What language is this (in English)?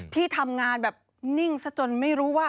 Thai